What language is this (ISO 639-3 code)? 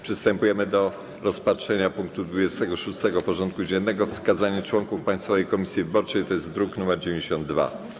pol